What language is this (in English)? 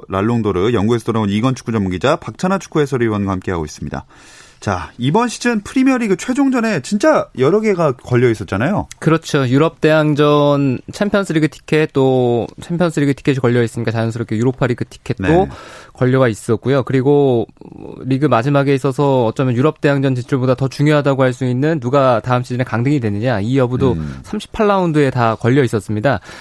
Korean